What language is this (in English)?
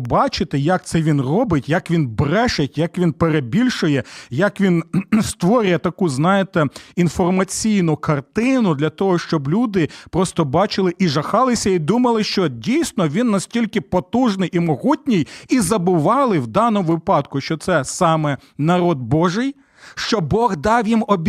Ukrainian